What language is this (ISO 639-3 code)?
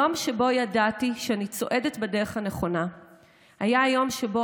heb